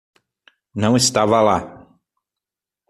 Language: Portuguese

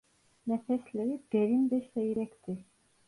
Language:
Turkish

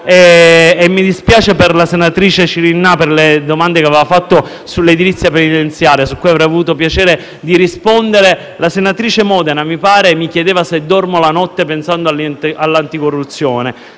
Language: Italian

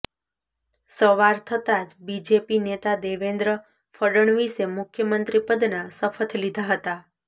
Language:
Gujarati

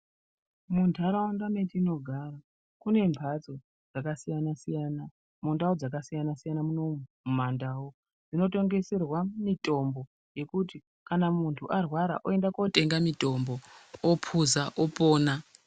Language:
Ndau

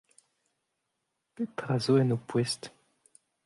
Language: Breton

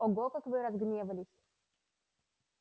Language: Russian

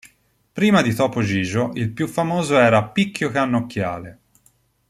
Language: Italian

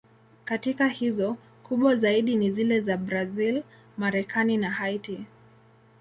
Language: Swahili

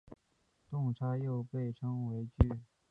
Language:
Chinese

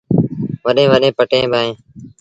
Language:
Sindhi Bhil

